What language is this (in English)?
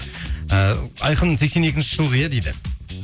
Kazakh